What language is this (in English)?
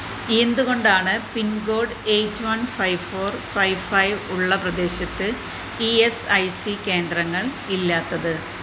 Malayalam